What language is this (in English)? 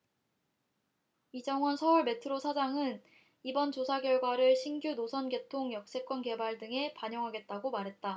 Korean